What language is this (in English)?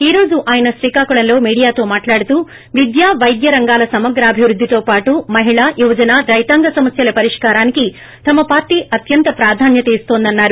Telugu